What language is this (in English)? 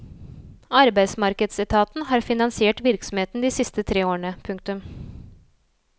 Norwegian